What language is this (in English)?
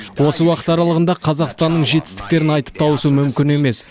Kazakh